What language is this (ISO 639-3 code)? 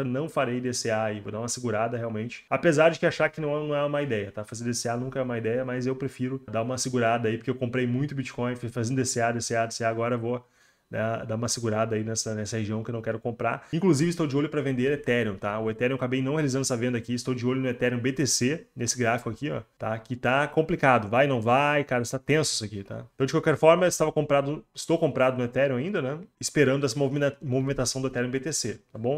por